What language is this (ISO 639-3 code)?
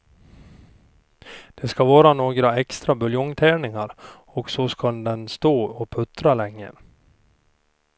swe